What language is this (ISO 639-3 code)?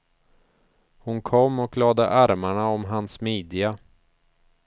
swe